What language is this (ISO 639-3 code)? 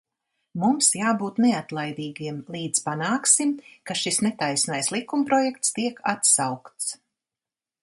lav